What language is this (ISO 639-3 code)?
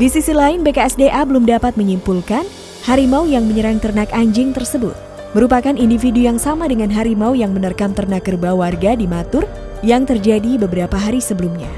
ind